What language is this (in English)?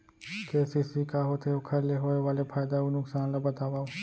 Chhattisgarhi